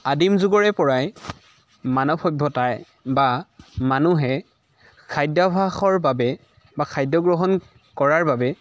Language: Assamese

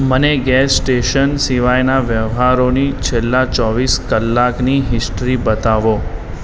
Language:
Gujarati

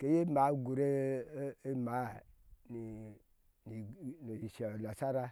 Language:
Ashe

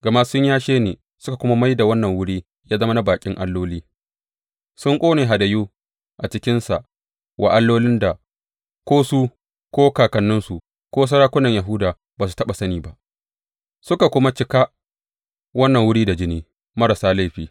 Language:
Hausa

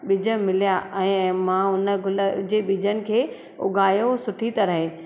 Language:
Sindhi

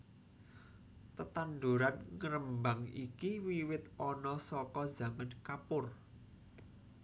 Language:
Javanese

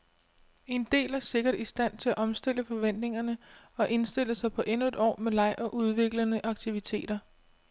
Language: Danish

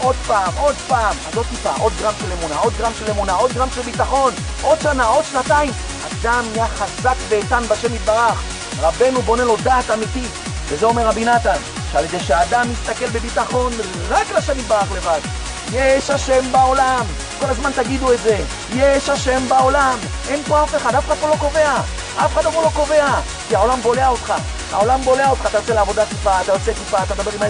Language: Hebrew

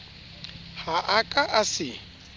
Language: Southern Sotho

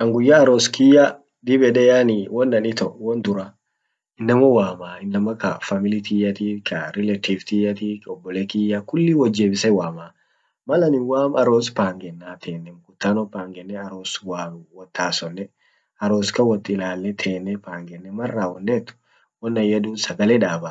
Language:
Orma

